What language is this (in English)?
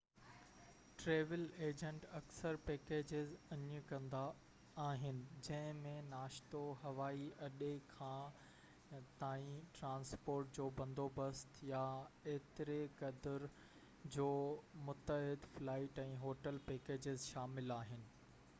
Sindhi